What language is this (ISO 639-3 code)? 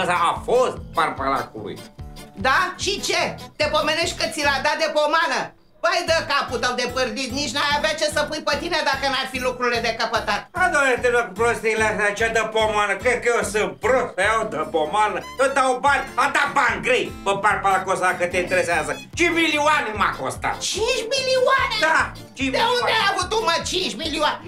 ron